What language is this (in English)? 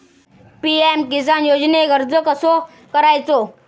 Marathi